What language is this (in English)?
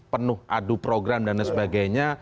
Indonesian